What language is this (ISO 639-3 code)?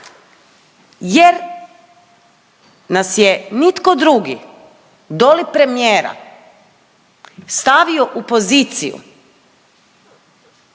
hrv